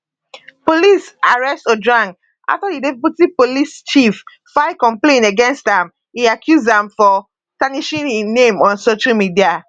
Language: Nigerian Pidgin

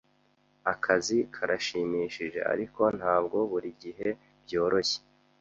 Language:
Kinyarwanda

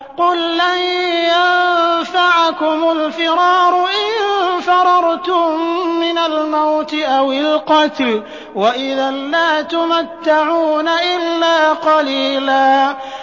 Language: Arabic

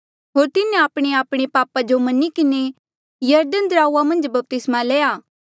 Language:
Mandeali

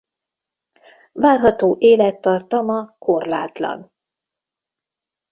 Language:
Hungarian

